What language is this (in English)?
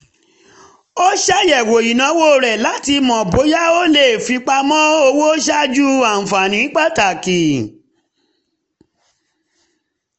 Yoruba